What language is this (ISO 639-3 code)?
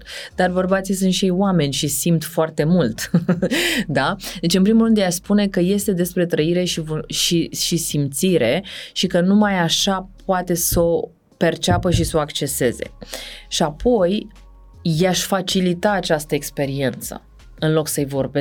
ron